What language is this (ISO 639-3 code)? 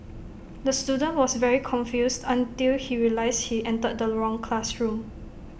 eng